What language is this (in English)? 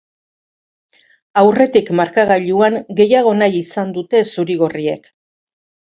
Basque